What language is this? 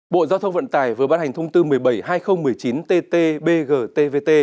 Vietnamese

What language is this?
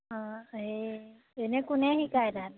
Assamese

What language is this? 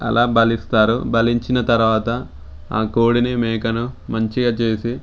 Telugu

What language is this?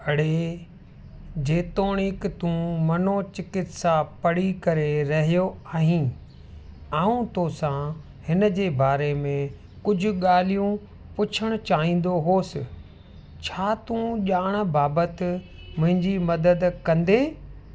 Sindhi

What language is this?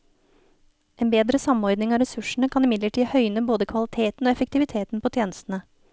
Norwegian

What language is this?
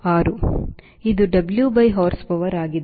Kannada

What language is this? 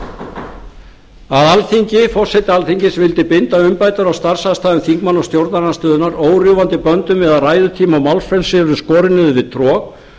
Icelandic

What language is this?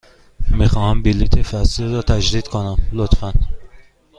Persian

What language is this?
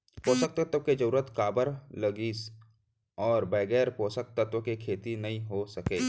Chhattisgarhi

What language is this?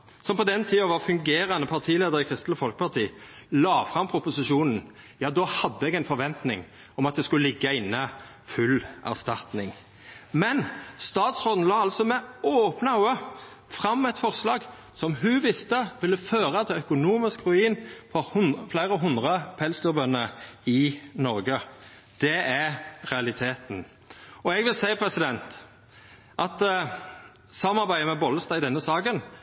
Norwegian Nynorsk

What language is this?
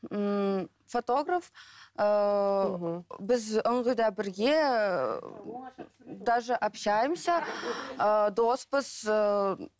Kazakh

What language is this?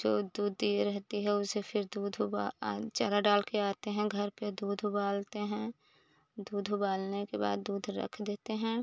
Hindi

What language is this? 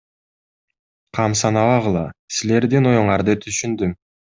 Kyrgyz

